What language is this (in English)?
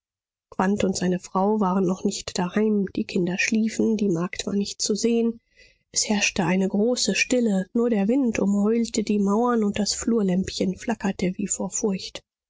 German